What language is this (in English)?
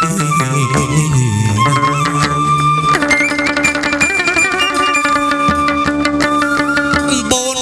Vietnamese